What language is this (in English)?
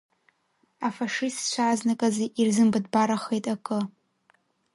Abkhazian